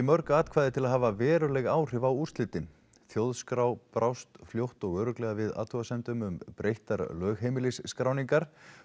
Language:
Icelandic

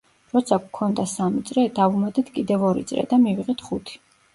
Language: Georgian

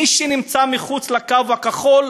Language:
Hebrew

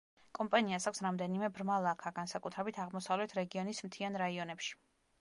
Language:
Georgian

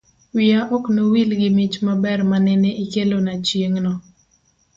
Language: Luo (Kenya and Tanzania)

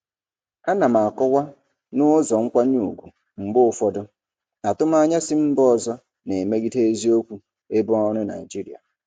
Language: Igbo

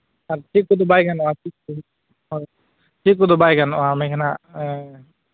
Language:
Santali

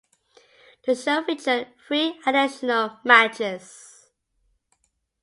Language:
English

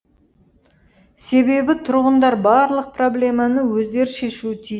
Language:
Kazakh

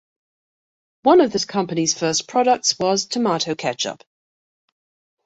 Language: English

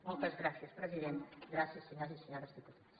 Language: Catalan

